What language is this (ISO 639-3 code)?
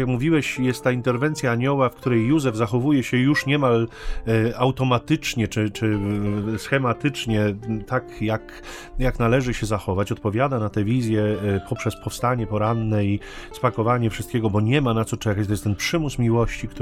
pol